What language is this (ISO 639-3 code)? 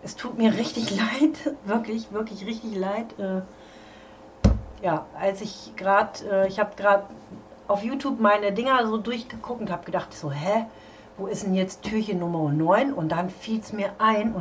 deu